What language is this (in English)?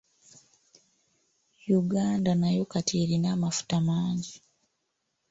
Ganda